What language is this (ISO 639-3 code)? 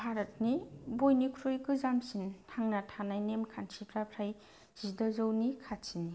brx